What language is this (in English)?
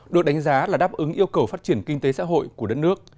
Vietnamese